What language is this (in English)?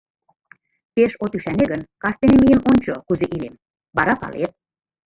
Mari